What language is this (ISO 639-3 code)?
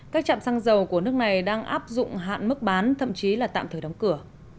vie